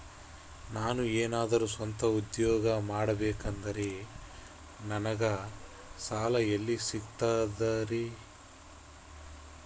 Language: Kannada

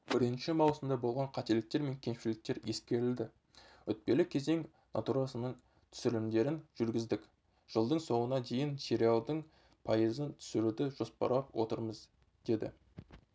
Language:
Kazakh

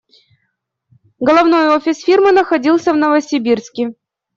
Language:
Russian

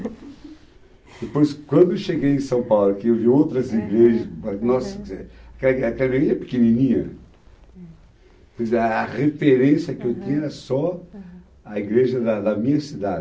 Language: Portuguese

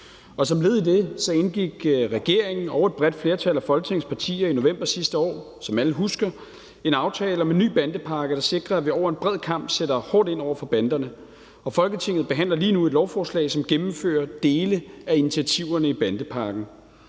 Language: Danish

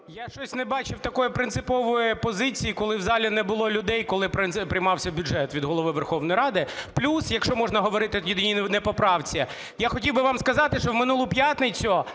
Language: Ukrainian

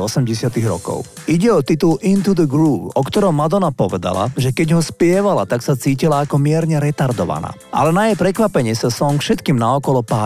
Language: Slovak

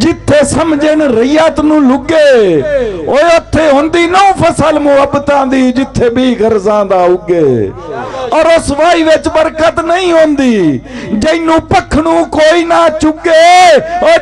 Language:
Punjabi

